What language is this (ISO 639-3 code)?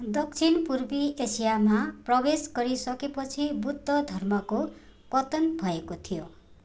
nep